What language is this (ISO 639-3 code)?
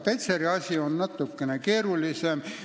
est